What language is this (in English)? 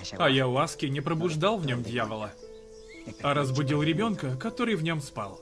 Russian